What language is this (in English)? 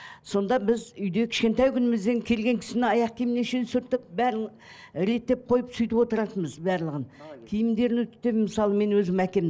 Kazakh